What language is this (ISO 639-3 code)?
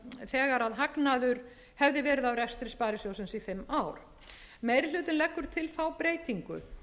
isl